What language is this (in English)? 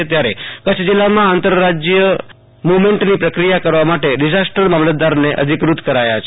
Gujarati